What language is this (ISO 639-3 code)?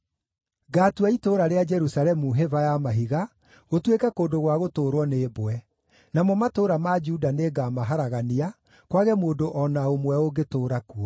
kik